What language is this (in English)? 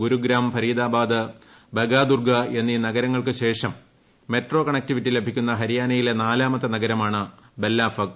Malayalam